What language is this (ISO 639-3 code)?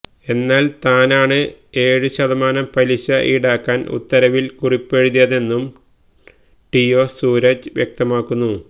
mal